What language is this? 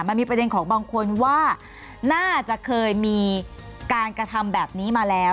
Thai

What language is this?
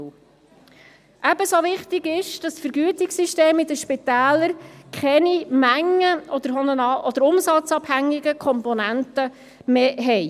Swiss German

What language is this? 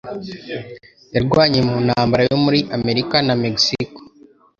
Kinyarwanda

